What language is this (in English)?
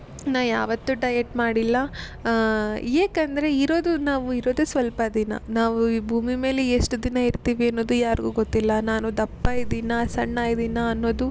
Kannada